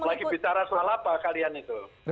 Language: Indonesian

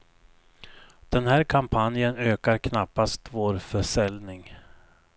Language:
Swedish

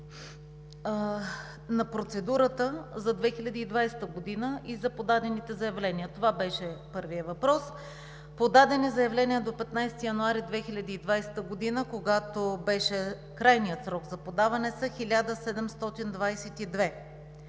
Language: Bulgarian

